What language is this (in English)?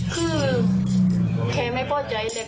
Thai